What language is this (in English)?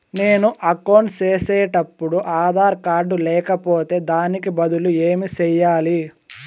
Telugu